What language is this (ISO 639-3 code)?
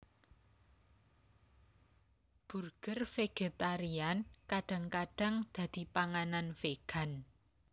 jav